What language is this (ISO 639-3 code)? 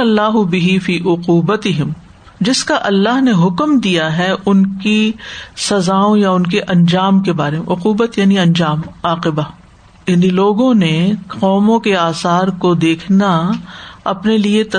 urd